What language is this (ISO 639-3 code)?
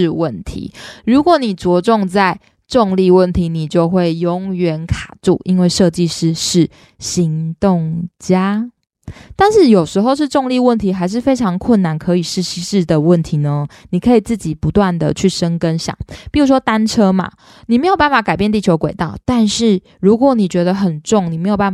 zho